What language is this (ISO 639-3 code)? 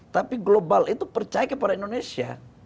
ind